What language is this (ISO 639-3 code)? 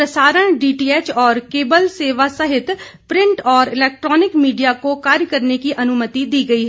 hin